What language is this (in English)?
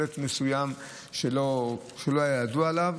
Hebrew